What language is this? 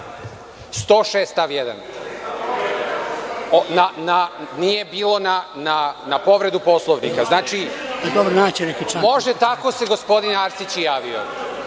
Serbian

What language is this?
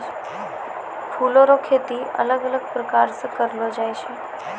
Maithili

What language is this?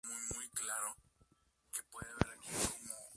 Spanish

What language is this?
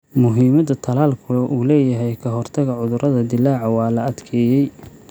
Somali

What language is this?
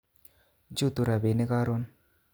Kalenjin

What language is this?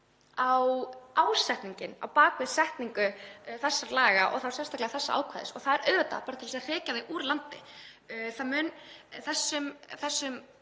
Icelandic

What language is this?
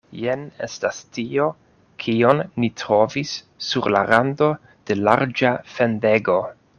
Esperanto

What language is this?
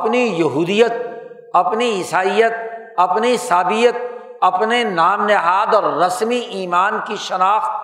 Urdu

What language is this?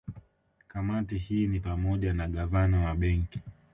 Swahili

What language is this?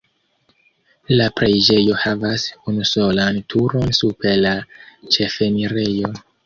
Esperanto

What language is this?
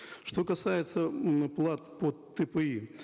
Kazakh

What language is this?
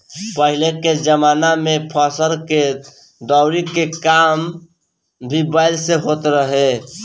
Bhojpuri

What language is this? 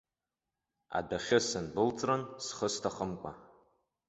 Abkhazian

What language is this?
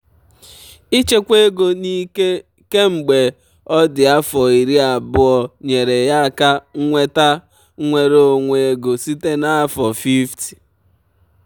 Igbo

